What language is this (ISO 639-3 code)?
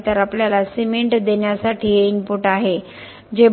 mar